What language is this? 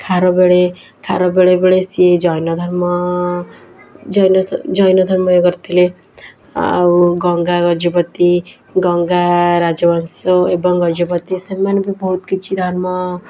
Odia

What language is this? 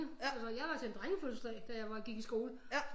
Danish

